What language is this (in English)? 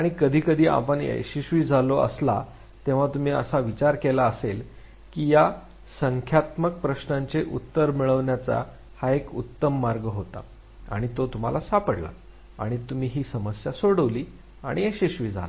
Marathi